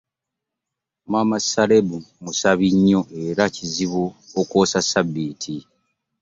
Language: Ganda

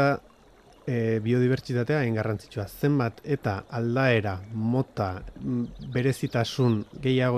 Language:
Spanish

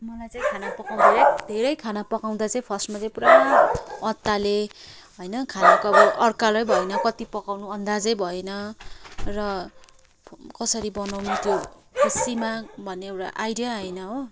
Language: Nepali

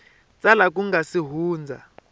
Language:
Tsonga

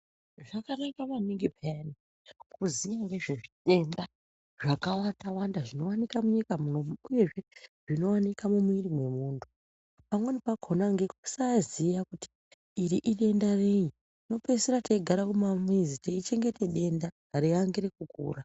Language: Ndau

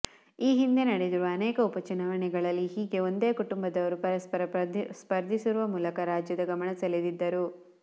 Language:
Kannada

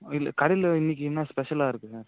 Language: Tamil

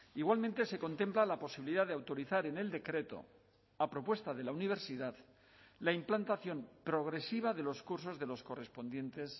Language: Spanish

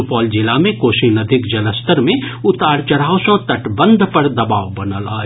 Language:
Maithili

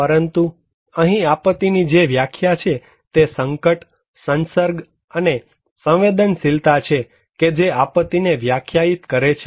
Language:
Gujarati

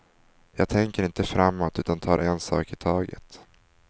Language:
Swedish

